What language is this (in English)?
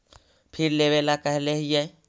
Magahi